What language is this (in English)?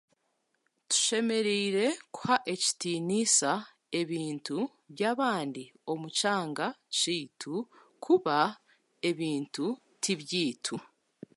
Chiga